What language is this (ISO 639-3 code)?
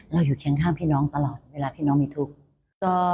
tha